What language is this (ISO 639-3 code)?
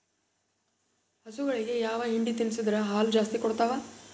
kan